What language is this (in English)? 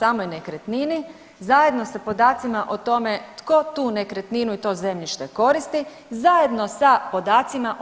Croatian